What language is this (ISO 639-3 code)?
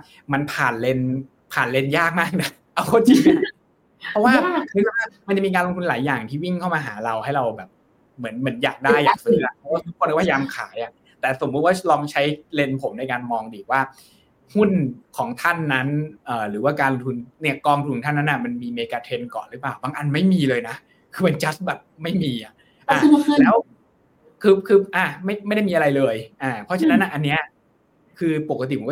tha